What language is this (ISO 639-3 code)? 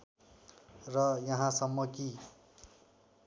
nep